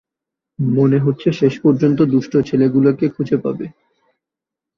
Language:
Bangla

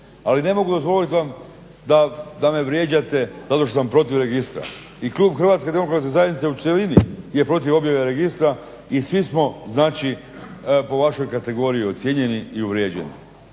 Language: Croatian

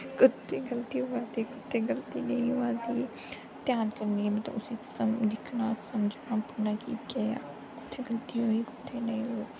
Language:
Dogri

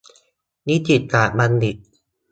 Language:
Thai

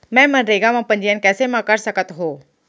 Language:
Chhattisgarhi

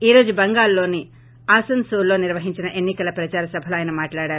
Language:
Telugu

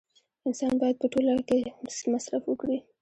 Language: Pashto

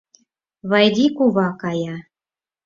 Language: Mari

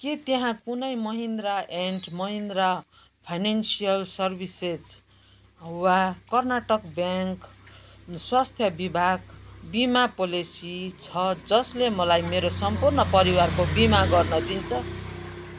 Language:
Nepali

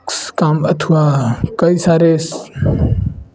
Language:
Hindi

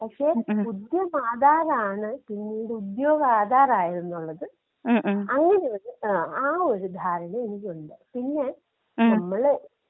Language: Malayalam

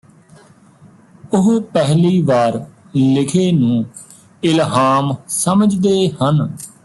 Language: Punjabi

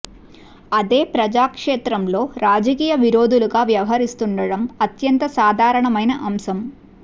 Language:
Telugu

